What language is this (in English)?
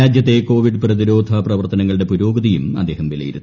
Malayalam